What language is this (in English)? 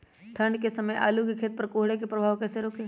Magahi